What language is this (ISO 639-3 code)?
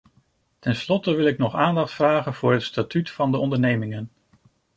nld